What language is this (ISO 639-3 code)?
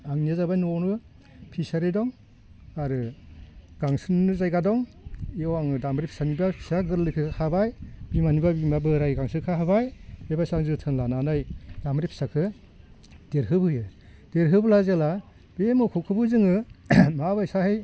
brx